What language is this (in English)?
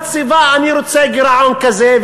Hebrew